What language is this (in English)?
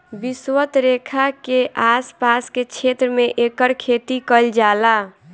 Bhojpuri